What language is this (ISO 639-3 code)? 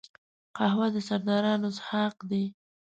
pus